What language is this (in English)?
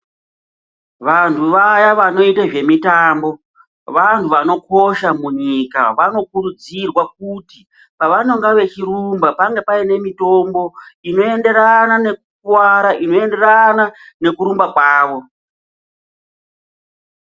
Ndau